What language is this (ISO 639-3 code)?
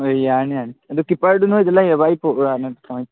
mni